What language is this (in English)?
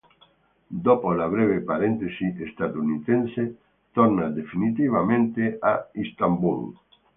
Italian